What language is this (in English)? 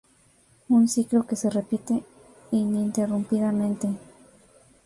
Spanish